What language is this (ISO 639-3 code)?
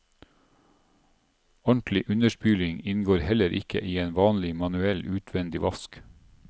nor